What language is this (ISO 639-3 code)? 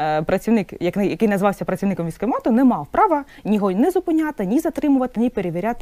ukr